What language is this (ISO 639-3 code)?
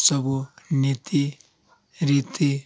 ori